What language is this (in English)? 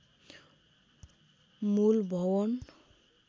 Nepali